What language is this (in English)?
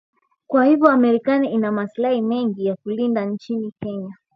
Swahili